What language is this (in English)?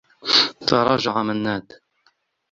Arabic